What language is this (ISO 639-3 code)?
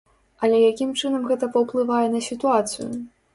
bel